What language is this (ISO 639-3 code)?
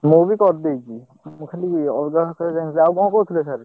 ori